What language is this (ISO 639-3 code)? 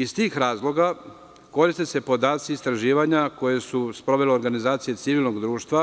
srp